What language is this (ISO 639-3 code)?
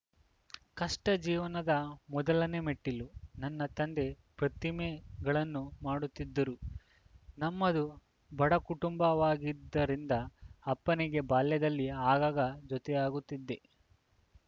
kan